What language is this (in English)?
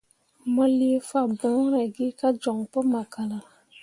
Mundang